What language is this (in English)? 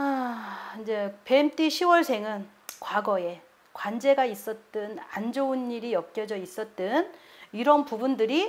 Korean